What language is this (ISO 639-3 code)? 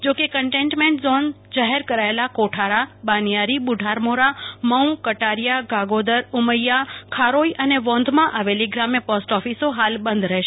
guj